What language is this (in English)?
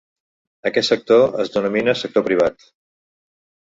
Catalan